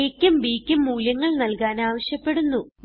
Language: Malayalam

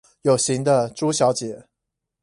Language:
Chinese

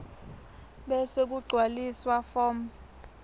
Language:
Swati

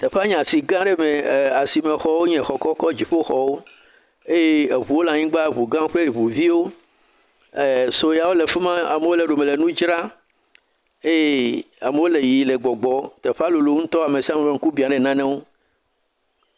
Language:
Ewe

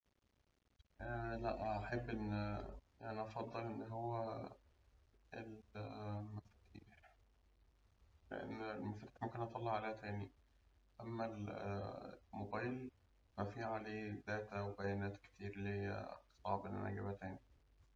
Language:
Egyptian Arabic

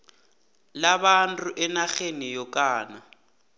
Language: South Ndebele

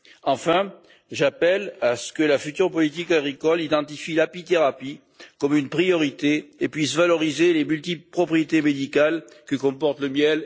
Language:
French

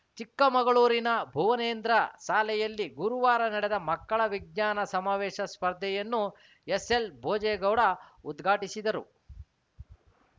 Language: Kannada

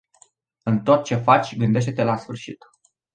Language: Romanian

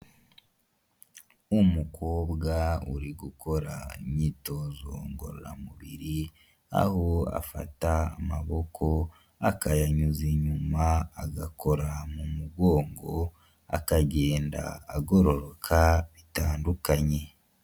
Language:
Kinyarwanda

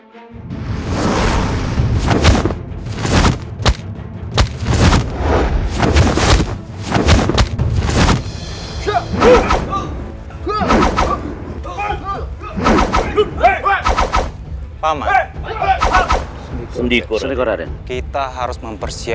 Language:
Indonesian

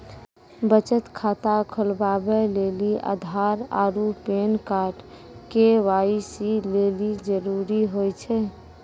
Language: Maithili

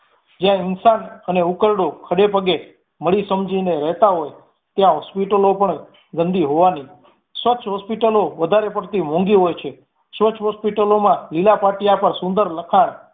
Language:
Gujarati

